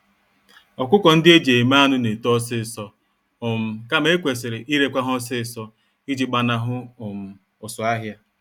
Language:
Igbo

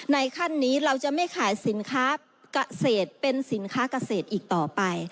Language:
Thai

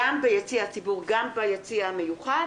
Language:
Hebrew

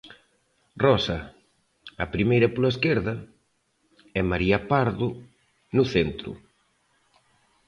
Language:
Galician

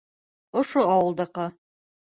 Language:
Bashkir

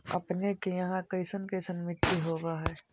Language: Magahi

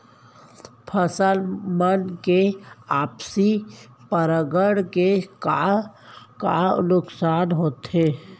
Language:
Chhattisgarhi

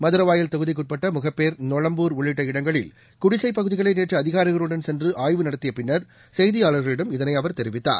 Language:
Tamil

